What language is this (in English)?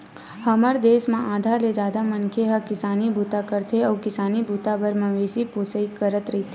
Chhattisgarhi